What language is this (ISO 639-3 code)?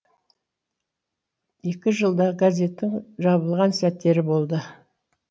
kaz